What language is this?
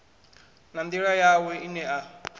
Venda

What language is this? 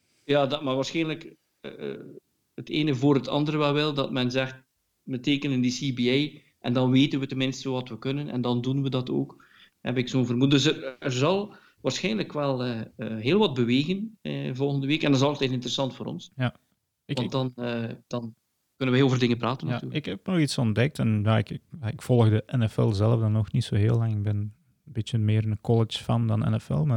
Dutch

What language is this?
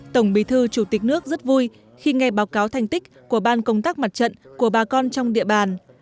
Vietnamese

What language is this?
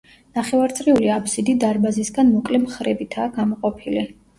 Georgian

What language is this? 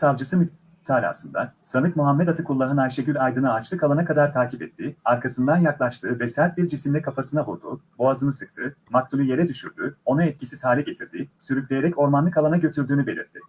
Turkish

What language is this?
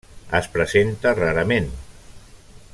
Catalan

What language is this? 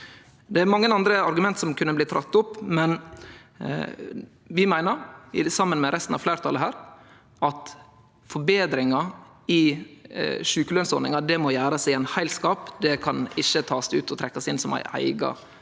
Norwegian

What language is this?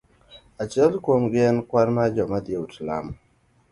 Luo (Kenya and Tanzania)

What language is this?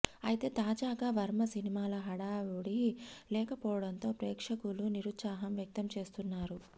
Telugu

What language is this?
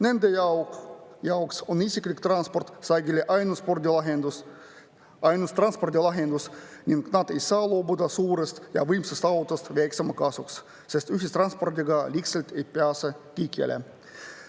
Estonian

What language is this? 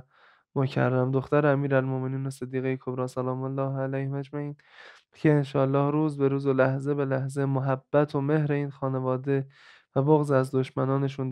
Persian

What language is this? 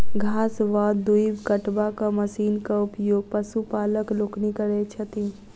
Maithili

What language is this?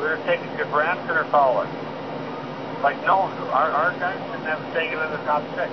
English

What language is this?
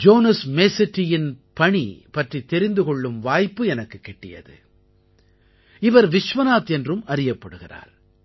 Tamil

